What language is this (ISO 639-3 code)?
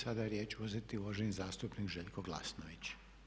hrv